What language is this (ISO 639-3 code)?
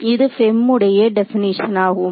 tam